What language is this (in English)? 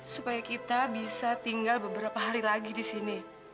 Indonesian